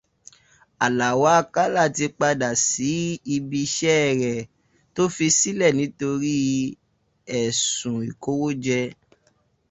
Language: Yoruba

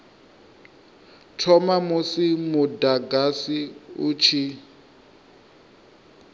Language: Venda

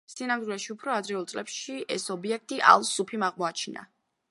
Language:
Georgian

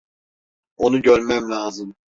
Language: Turkish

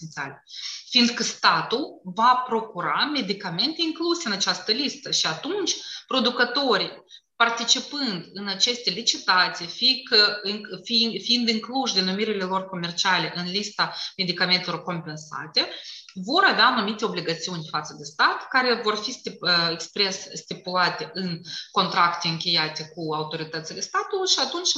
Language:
Romanian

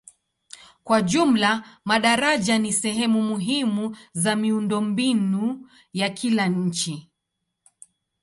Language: Swahili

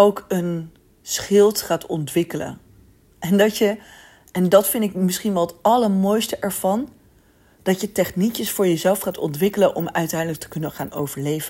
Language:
Dutch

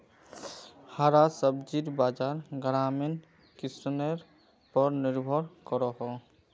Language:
Magahi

